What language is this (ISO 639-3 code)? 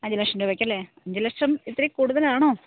mal